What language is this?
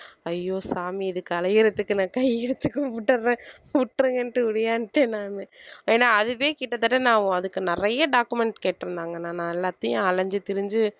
Tamil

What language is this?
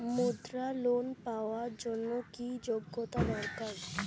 Bangla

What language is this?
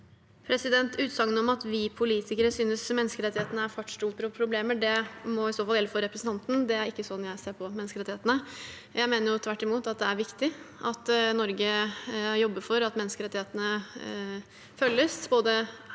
Norwegian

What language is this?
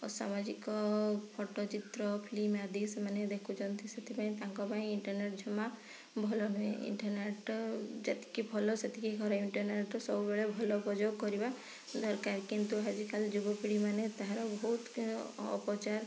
Odia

